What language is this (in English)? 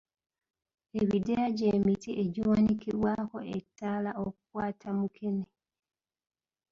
Ganda